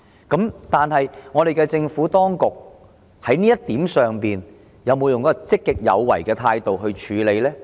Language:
Cantonese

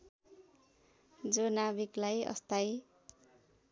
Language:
Nepali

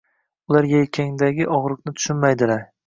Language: Uzbek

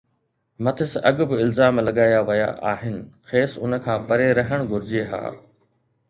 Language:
Sindhi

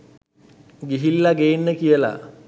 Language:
Sinhala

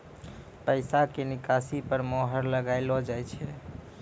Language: Maithili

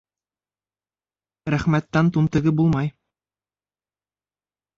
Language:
Bashkir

